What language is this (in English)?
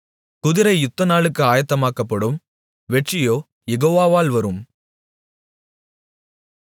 Tamil